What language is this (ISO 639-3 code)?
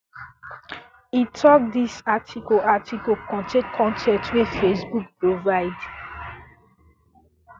pcm